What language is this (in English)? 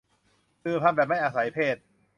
Thai